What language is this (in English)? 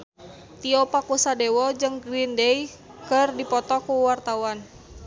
Sundanese